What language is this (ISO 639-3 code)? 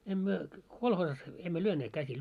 fin